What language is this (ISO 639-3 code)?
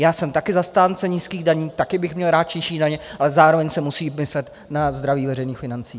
ces